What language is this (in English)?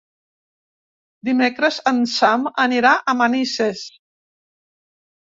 Catalan